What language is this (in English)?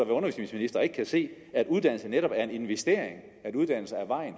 Danish